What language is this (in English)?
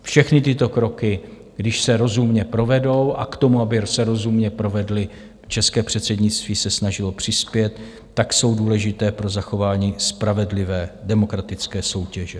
Czech